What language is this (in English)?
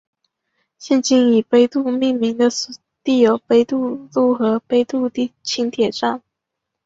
Chinese